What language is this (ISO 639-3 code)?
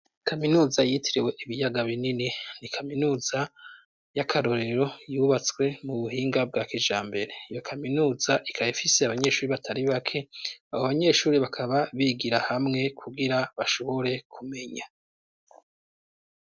run